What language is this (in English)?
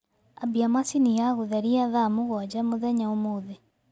Kikuyu